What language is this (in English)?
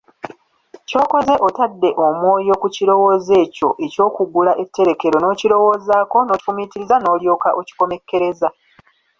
Ganda